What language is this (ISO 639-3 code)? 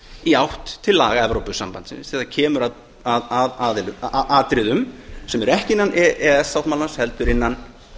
isl